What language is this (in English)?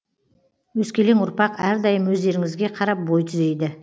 Kazakh